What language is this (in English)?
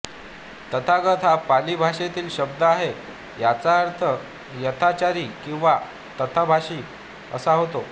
Marathi